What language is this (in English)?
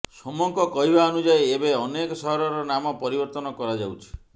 Odia